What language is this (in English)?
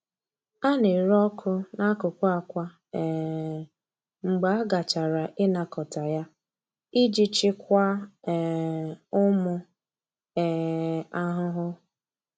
Igbo